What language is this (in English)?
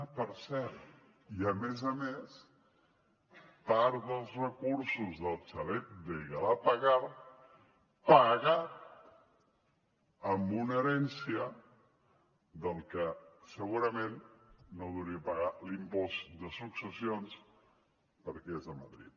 Catalan